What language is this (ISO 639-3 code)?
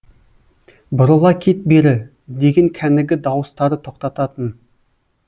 kaz